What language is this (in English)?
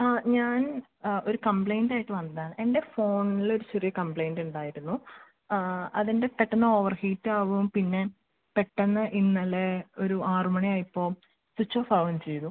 Malayalam